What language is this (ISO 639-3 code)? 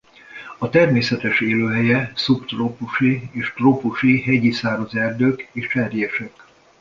hun